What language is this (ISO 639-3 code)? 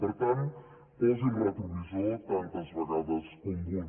cat